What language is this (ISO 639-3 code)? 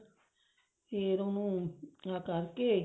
pan